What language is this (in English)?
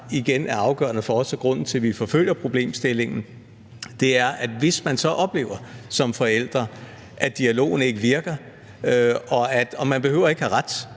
Danish